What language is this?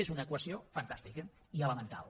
Catalan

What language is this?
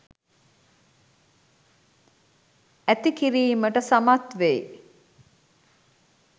Sinhala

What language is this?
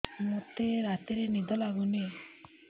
Odia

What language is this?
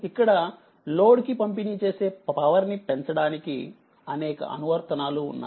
Telugu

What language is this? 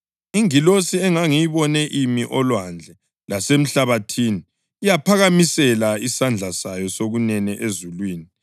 North Ndebele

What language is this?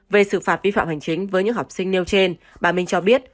Vietnamese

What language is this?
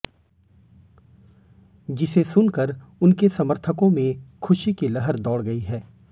Hindi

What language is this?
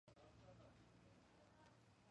Georgian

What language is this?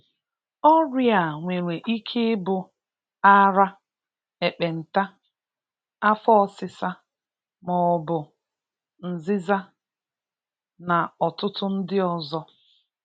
Igbo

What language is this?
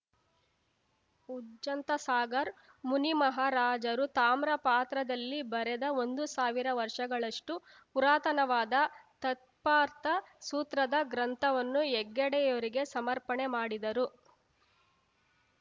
Kannada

